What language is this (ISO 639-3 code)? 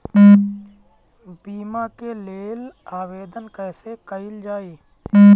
bho